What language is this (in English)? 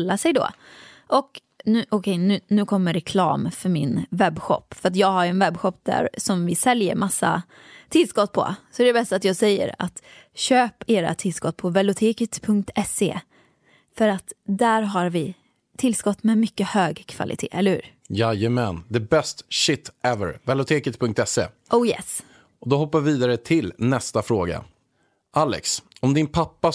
Swedish